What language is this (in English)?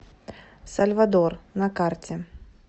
Russian